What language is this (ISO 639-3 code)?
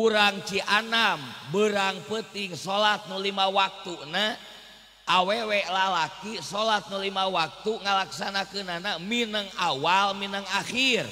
ind